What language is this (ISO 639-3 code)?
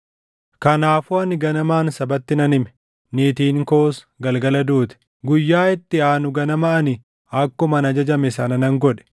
orm